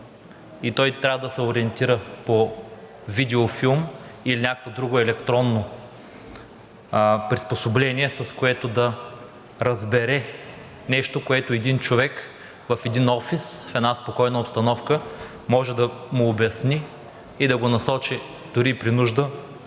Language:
Bulgarian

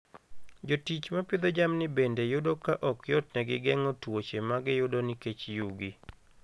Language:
Luo (Kenya and Tanzania)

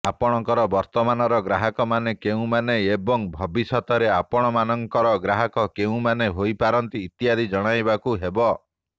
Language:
Odia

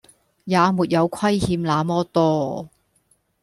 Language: Cantonese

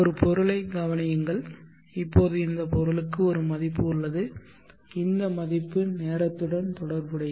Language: Tamil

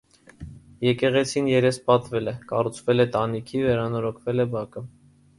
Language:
Armenian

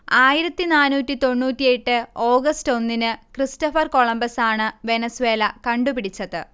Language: Malayalam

